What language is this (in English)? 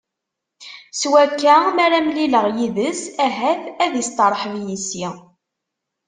Kabyle